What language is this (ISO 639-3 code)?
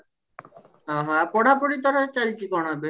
ori